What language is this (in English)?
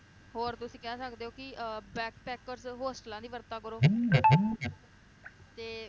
Punjabi